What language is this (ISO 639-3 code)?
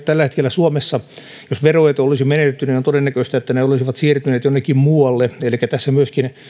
fin